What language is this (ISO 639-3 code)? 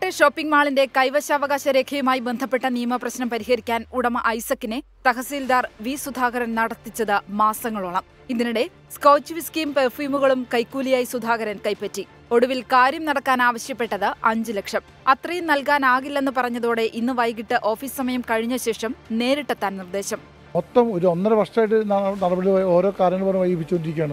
mal